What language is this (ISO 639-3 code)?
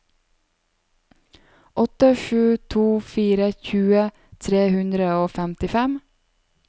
nor